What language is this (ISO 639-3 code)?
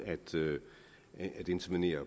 dan